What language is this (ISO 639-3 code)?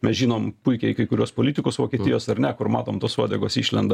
lit